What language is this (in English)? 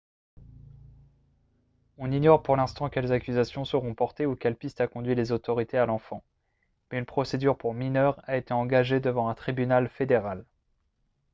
French